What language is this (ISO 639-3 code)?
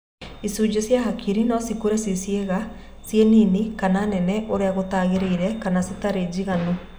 kik